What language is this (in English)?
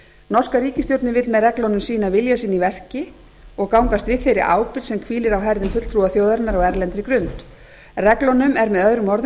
Icelandic